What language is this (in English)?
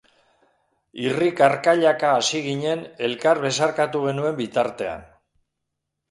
Basque